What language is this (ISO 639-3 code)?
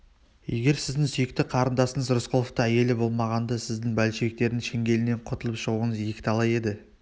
kaz